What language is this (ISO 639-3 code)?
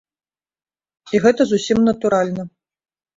bel